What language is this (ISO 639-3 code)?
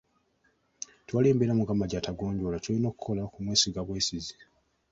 lug